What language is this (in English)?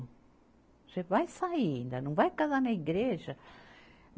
Portuguese